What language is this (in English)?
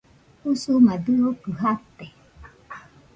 Nüpode Huitoto